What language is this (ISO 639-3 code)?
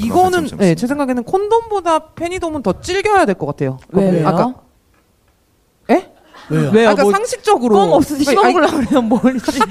kor